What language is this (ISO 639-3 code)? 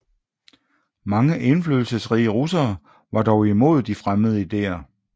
dan